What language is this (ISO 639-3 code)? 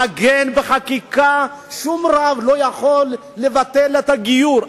heb